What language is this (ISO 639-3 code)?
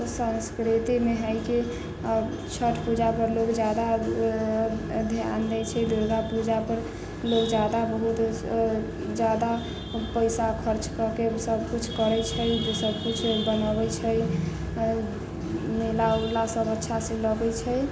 mai